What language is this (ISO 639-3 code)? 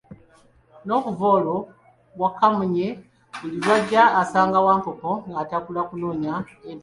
lug